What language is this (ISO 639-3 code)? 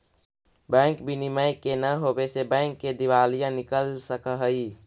mag